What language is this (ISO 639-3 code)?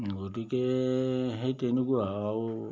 asm